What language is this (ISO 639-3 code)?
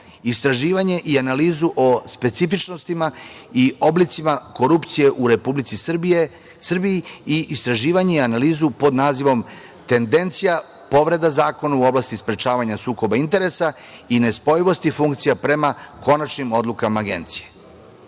srp